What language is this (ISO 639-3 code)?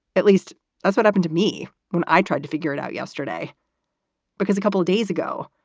eng